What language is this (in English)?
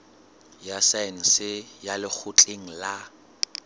Southern Sotho